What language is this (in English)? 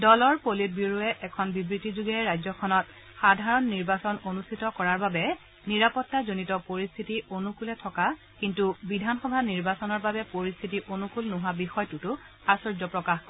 Assamese